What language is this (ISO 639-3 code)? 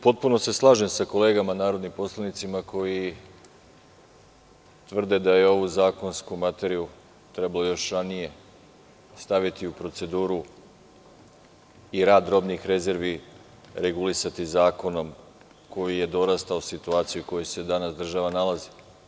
srp